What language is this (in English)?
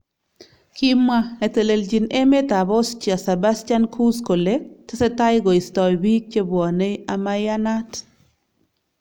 Kalenjin